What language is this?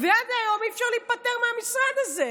Hebrew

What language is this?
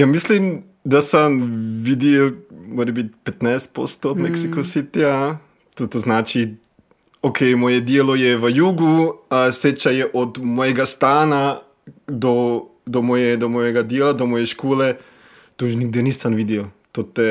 Croatian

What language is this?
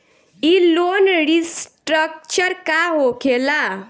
Bhojpuri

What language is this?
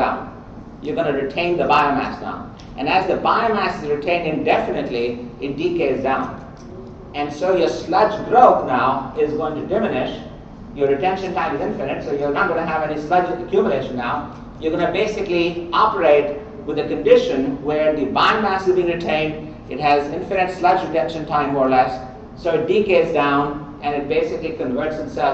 English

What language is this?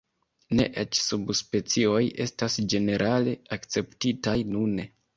Esperanto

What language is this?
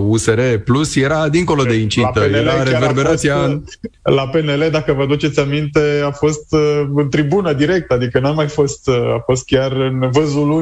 Romanian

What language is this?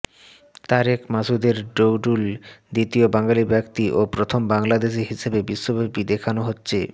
Bangla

